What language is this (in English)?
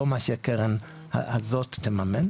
Hebrew